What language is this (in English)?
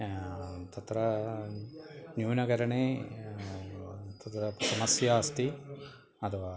Sanskrit